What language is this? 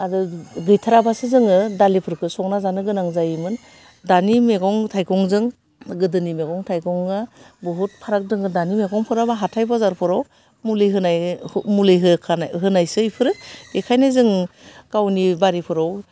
Bodo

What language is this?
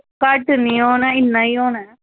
Dogri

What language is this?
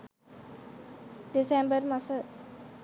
Sinhala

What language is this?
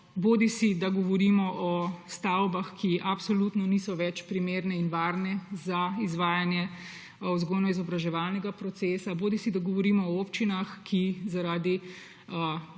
Slovenian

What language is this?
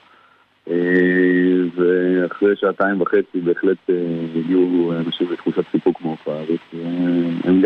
Hebrew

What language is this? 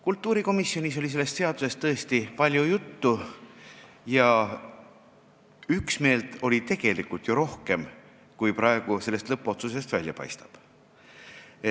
Estonian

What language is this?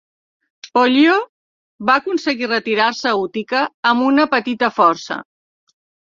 Catalan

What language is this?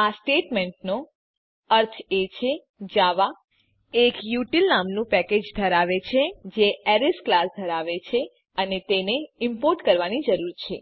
Gujarati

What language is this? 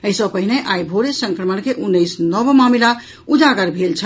Maithili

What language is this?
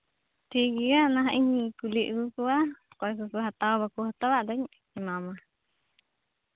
Santali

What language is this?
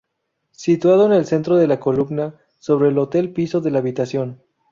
Spanish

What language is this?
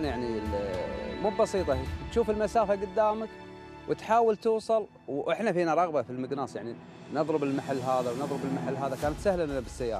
Arabic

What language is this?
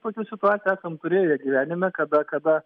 Lithuanian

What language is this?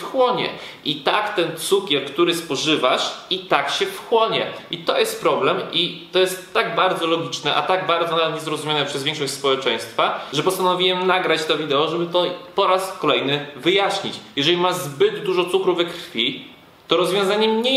Polish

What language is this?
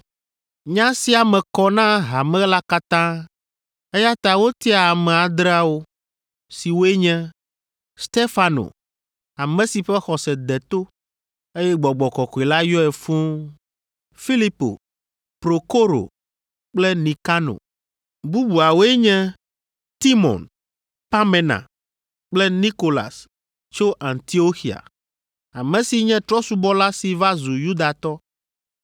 Ewe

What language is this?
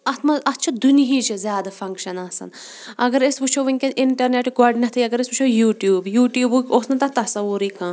Kashmiri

